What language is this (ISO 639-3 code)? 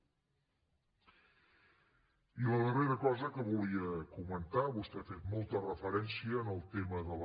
cat